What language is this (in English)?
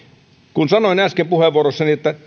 Finnish